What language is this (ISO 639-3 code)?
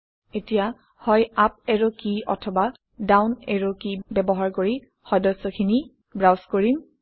asm